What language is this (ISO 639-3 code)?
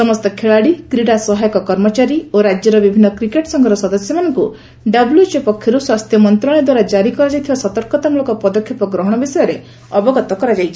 ori